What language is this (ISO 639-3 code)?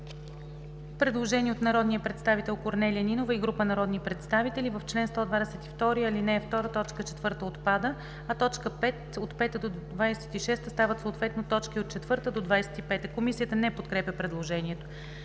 bul